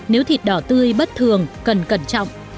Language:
Vietnamese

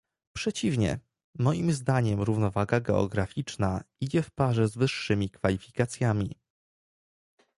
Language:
Polish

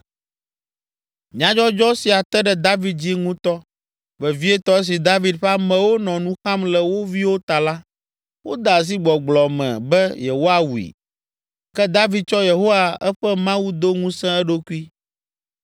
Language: Ewe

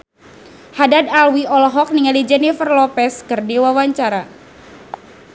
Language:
Sundanese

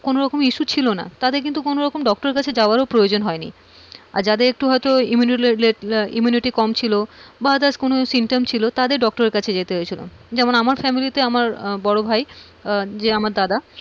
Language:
Bangla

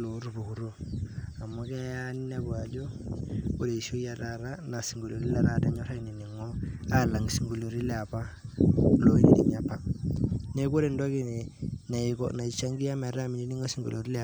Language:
Masai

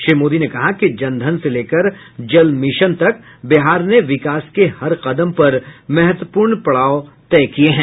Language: Hindi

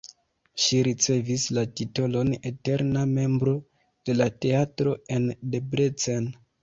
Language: Esperanto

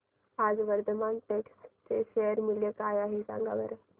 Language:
Marathi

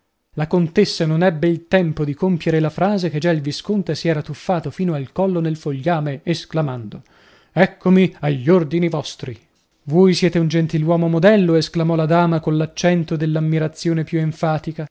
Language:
Italian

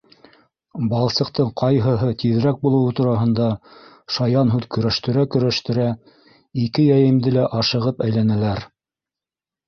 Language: Bashkir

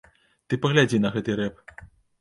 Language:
Belarusian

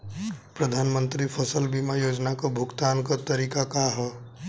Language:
Bhojpuri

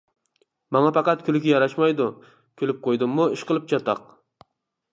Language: Uyghur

